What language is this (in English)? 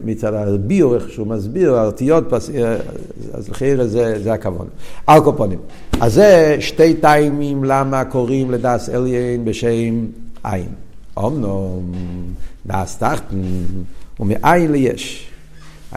Hebrew